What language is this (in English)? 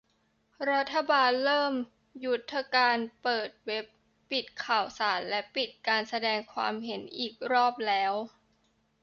Thai